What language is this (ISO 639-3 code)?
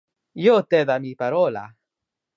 ina